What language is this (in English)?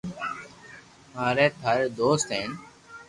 Loarki